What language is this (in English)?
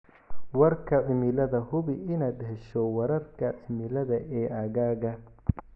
Somali